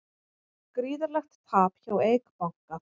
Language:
Icelandic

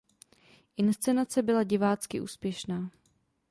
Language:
Czech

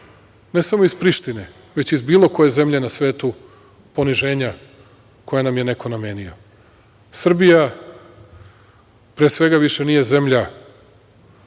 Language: Serbian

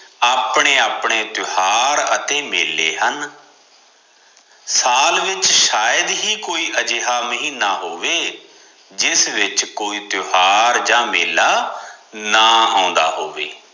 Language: Punjabi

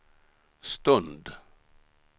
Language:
Swedish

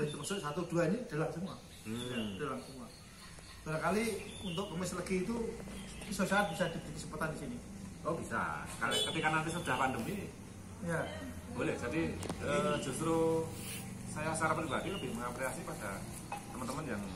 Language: Indonesian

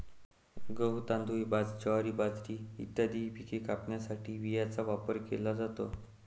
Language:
Marathi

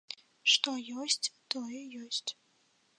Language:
Belarusian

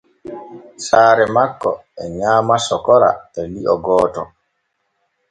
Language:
Borgu Fulfulde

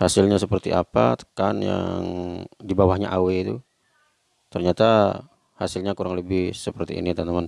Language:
Indonesian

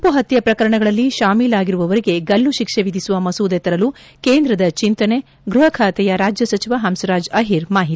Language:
Kannada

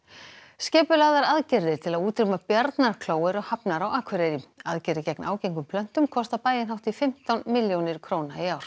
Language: Icelandic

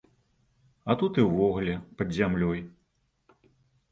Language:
Belarusian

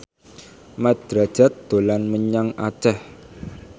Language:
Javanese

